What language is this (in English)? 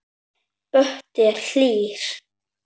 Icelandic